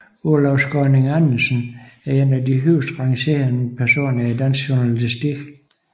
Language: Danish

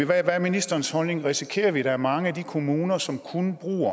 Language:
Danish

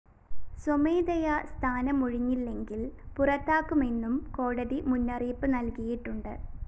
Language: Malayalam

